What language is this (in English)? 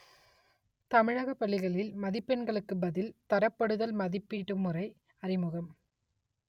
Tamil